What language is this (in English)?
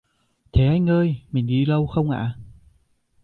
Vietnamese